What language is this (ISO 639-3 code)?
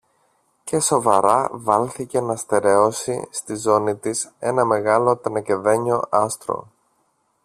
ell